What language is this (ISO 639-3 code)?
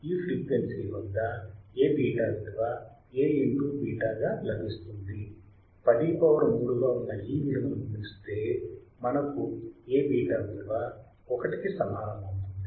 tel